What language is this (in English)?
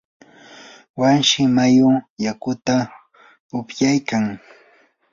Yanahuanca Pasco Quechua